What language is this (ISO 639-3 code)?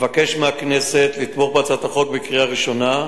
heb